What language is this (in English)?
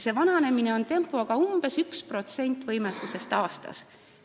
Estonian